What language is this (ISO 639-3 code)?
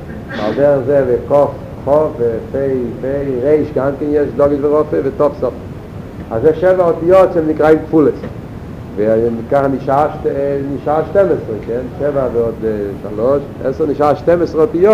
heb